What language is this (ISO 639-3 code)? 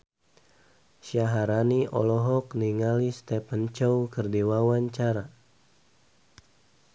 sun